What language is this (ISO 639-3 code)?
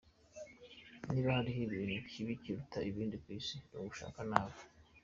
kin